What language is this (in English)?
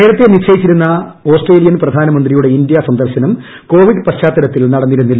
Malayalam